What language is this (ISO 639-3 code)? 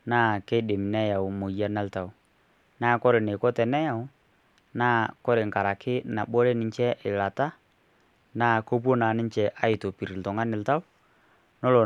mas